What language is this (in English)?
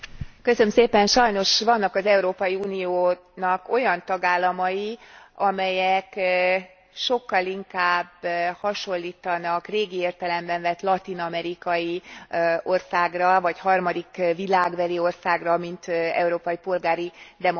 Hungarian